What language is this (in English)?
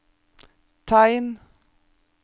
Norwegian